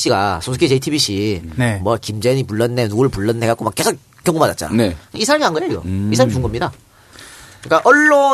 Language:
Korean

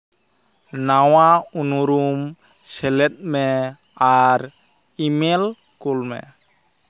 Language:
Santali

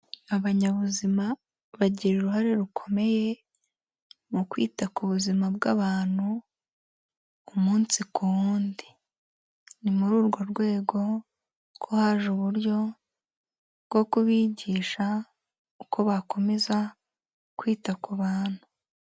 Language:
Kinyarwanda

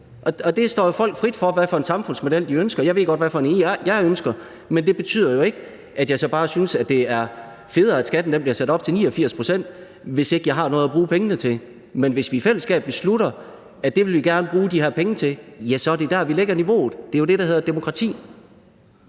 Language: Danish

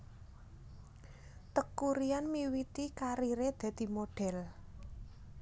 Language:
Javanese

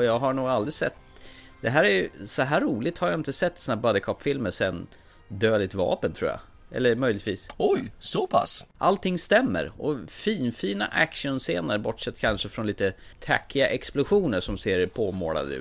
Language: Swedish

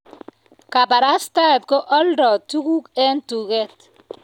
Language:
Kalenjin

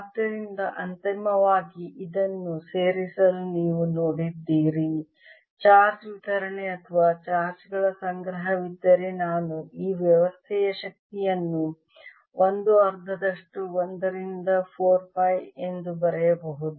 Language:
Kannada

